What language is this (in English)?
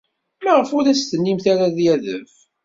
Kabyle